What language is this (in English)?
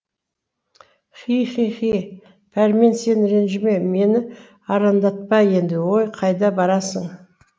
Kazakh